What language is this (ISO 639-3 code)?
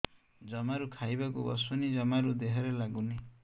ori